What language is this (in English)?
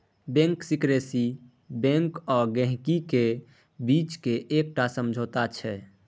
Maithili